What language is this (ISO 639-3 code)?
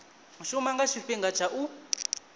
ven